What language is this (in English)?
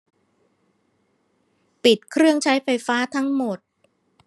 Thai